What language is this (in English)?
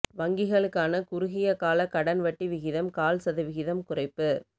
Tamil